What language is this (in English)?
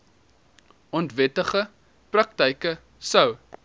Afrikaans